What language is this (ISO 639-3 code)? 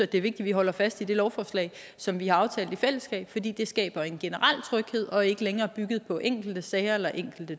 dan